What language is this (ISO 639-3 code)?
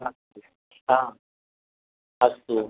san